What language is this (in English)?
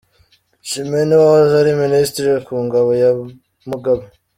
Kinyarwanda